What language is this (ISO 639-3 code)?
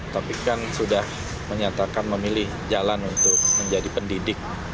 ind